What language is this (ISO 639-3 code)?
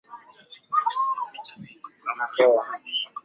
swa